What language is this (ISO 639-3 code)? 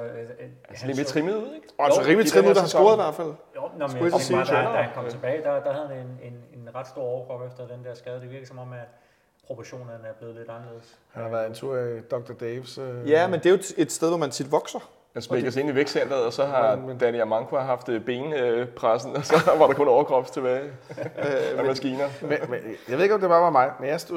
dan